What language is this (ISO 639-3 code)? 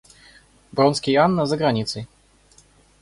rus